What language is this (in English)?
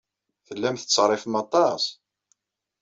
Kabyle